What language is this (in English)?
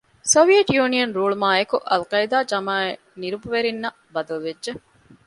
Divehi